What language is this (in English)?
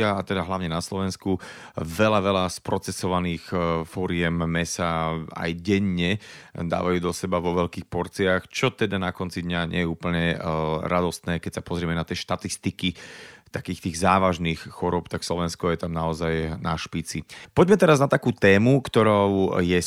Slovak